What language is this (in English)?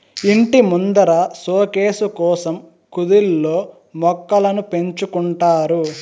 Telugu